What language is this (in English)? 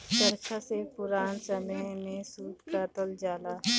Bhojpuri